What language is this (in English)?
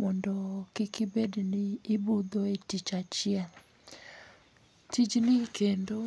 Luo (Kenya and Tanzania)